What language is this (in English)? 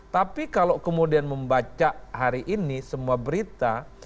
Indonesian